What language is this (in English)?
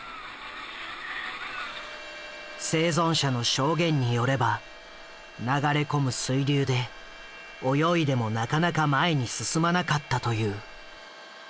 Japanese